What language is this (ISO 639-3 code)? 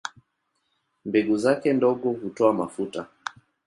swa